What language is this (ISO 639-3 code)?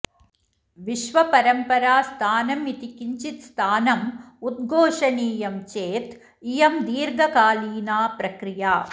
san